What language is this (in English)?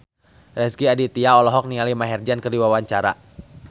Sundanese